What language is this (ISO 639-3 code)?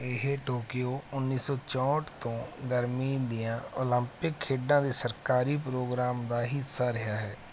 pan